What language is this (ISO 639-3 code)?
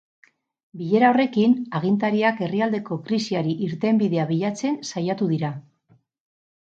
eus